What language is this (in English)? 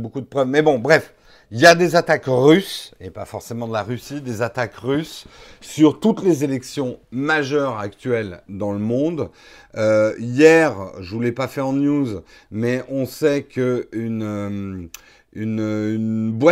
French